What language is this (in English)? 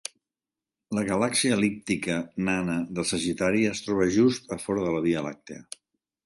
Catalan